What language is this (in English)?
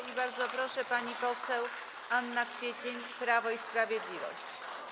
Polish